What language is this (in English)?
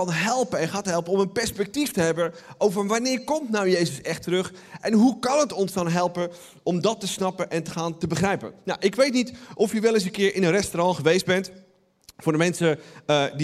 Dutch